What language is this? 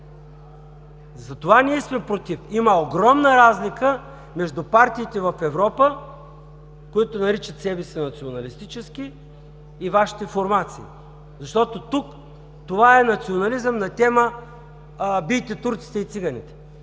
Bulgarian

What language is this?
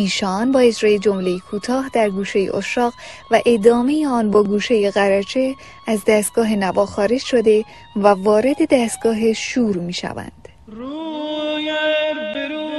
Persian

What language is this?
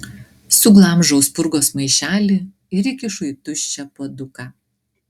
Lithuanian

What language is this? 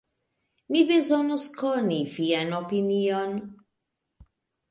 Esperanto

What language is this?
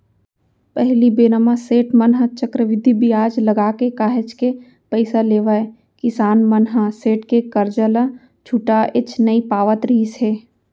Chhattisgarhi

